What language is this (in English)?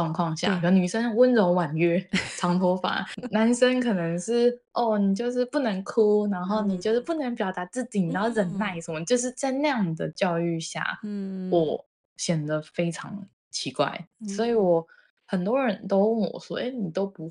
Chinese